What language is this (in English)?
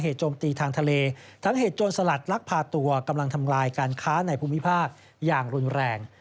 Thai